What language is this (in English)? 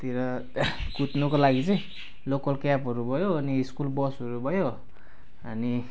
Nepali